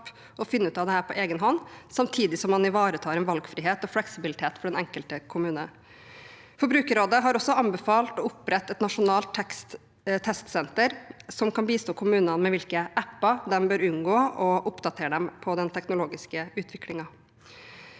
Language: Norwegian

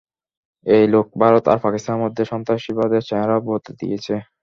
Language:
Bangla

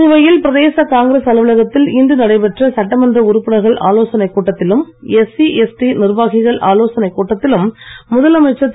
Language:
Tamil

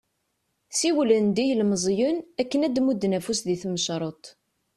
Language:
Kabyle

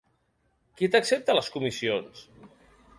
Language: Catalan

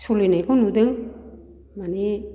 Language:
Bodo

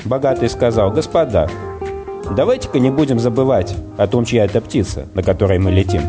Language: Russian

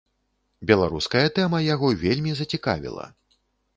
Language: Belarusian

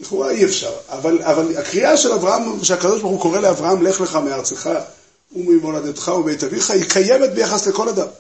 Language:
Hebrew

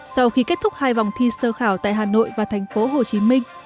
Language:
Vietnamese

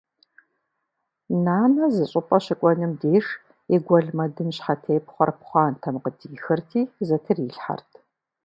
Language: Kabardian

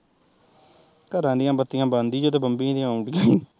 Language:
Punjabi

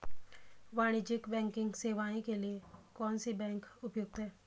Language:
Hindi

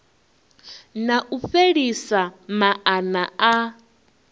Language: Venda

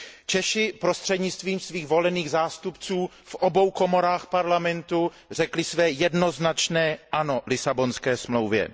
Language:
Czech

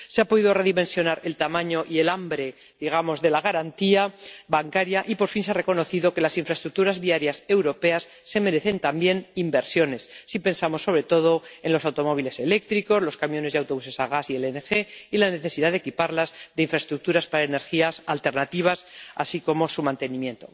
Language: Spanish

